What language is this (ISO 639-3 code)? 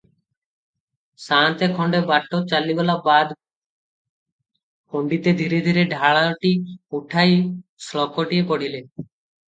ori